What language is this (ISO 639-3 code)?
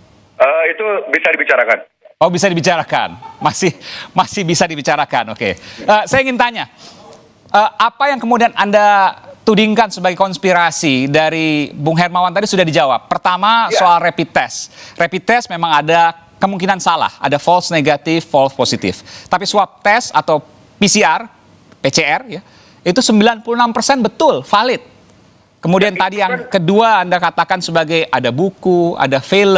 ind